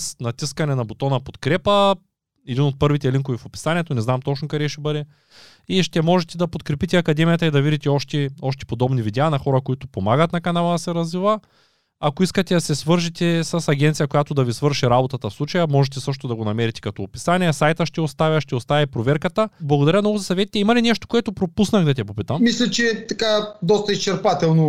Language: Bulgarian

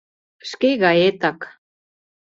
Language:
Mari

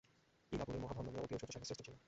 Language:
Bangla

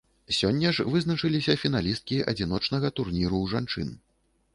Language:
Belarusian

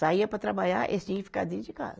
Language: Portuguese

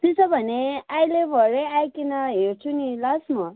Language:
Nepali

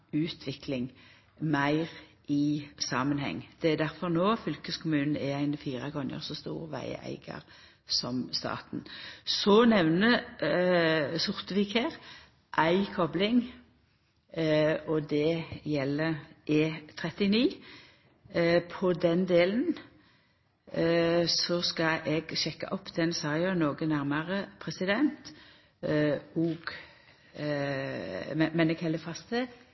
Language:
Norwegian Nynorsk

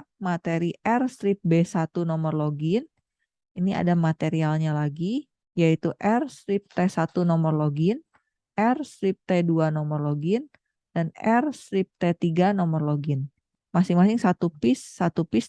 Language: Indonesian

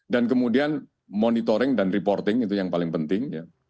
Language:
Indonesian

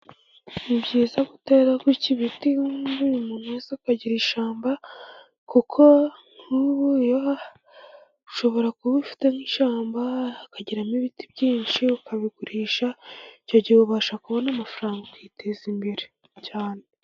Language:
Kinyarwanda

